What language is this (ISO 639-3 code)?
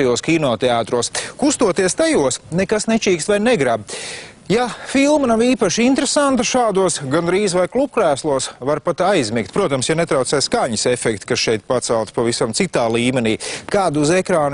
lav